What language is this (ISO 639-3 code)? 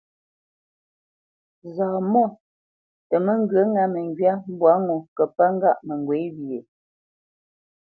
bce